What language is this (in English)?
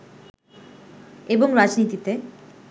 Bangla